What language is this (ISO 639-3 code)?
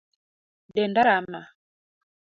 luo